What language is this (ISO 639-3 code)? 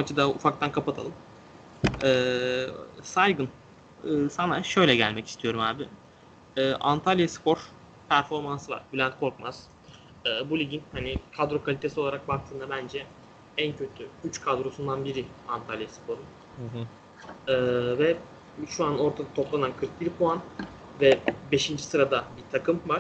tur